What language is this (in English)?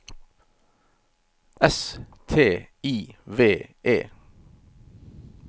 Norwegian